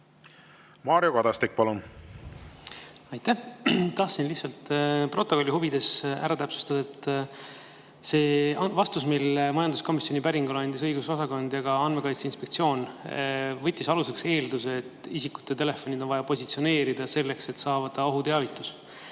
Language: Estonian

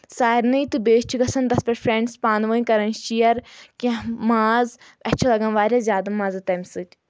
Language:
Kashmiri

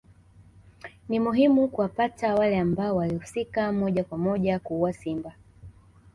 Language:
Swahili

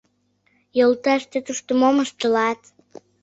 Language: Mari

